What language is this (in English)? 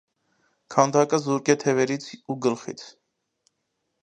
Armenian